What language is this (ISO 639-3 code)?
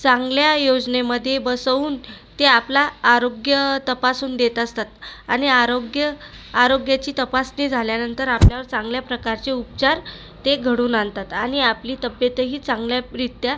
mar